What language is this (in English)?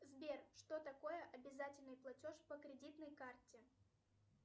Russian